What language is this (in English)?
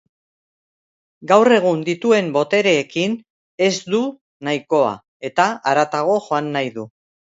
Basque